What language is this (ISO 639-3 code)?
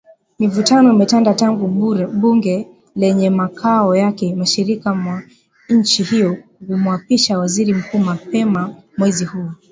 swa